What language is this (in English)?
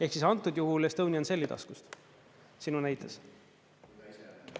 Estonian